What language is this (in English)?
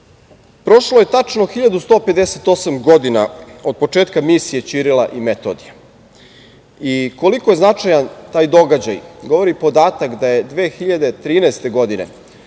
Serbian